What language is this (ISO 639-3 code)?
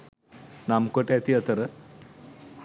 sin